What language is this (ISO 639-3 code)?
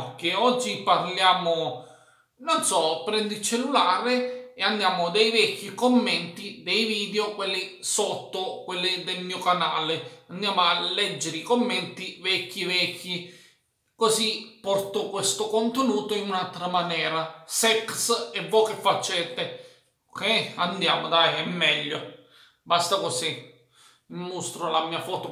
ita